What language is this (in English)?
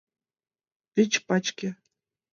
Mari